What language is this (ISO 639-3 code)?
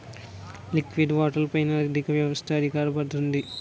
tel